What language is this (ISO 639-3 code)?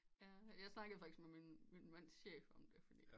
dan